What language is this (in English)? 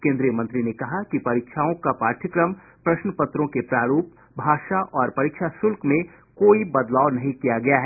Hindi